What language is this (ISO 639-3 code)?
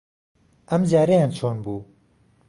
ckb